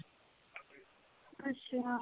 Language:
Punjabi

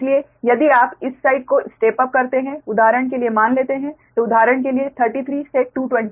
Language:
Hindi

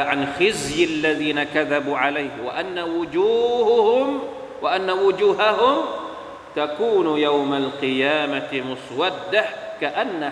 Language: Thai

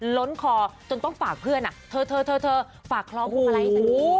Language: Thai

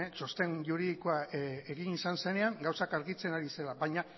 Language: Basque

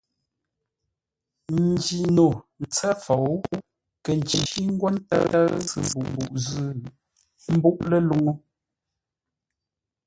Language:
Ngombale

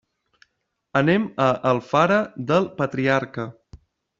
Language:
Catalan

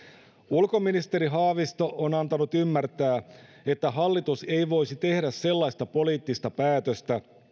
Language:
Finnish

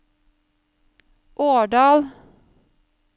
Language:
Norwegian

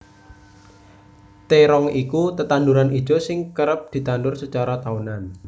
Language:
Javanese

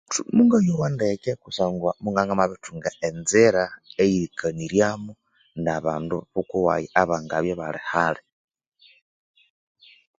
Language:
Konzo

